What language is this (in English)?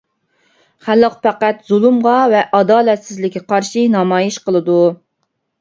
Uyghur